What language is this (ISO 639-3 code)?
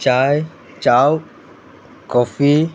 kok